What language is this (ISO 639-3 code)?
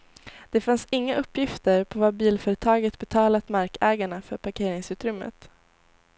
swe